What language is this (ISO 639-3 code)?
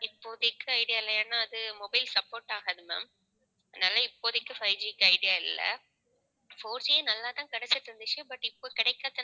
tam